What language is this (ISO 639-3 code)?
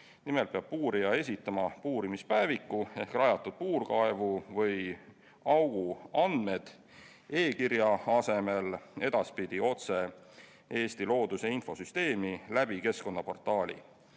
est